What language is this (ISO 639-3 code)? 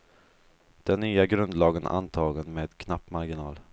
swe